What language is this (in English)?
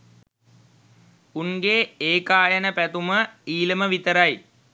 Sinhala